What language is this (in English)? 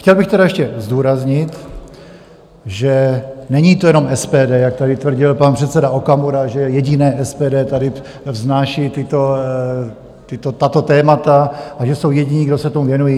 Czech